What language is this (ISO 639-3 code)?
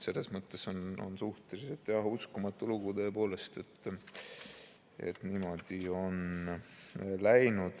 est